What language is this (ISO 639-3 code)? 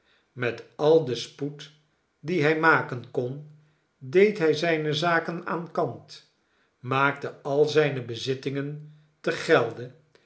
nld